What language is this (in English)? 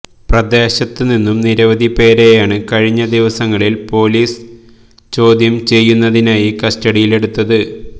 Malayalam